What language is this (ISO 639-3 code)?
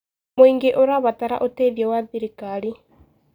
kik